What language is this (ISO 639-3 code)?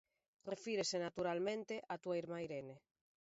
glg